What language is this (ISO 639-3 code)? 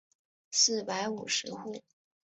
zho